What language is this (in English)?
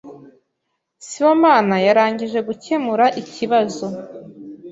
Kinyarwanda